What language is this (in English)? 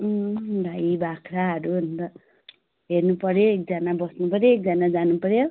Nepali